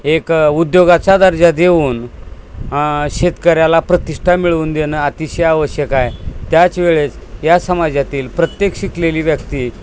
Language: Marathi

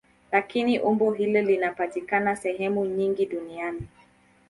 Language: Swahili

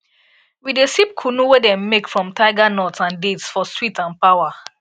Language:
Nigerian Pidgin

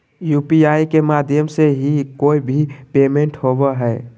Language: Magahi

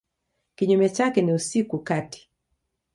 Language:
Swahili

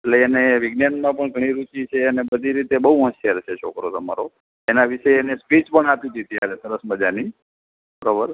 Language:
Gujarati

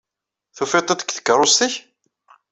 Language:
Kabyle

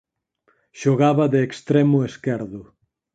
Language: Galician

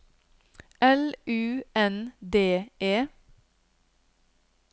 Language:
Norwegian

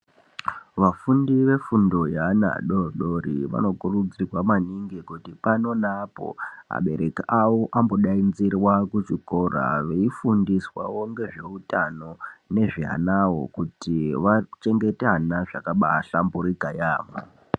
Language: Ndau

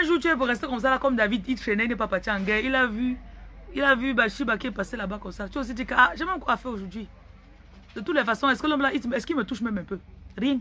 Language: French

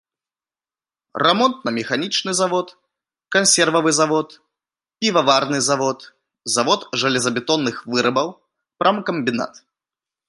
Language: Belarusian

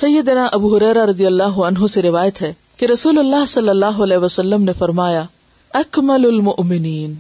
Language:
Urdu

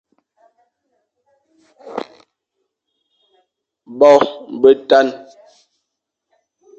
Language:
Fang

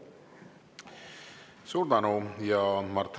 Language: Estonian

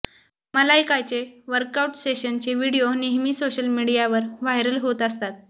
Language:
Marathi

